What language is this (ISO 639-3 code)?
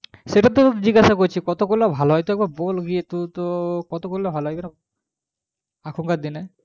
ben